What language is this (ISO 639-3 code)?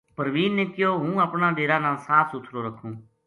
gju